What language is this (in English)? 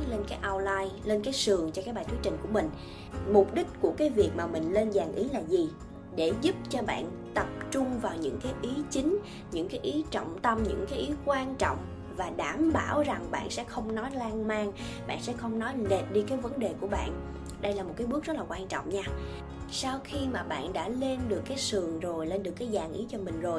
Vietnamese